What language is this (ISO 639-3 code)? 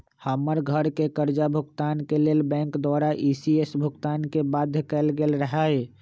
mag